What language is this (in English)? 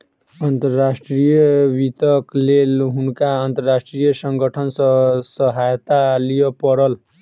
Maithili